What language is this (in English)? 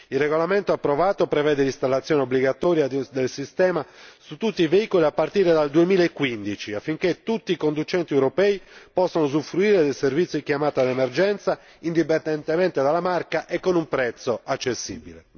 Italian